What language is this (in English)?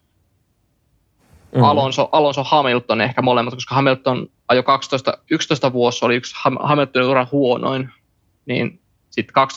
Finnish